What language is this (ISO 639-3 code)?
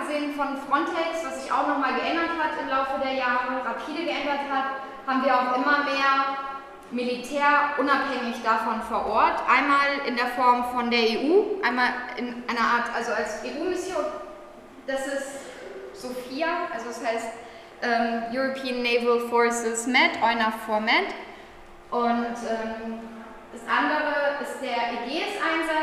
deu